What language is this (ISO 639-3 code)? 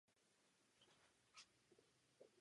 ces